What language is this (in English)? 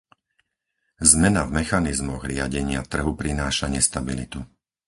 Slovak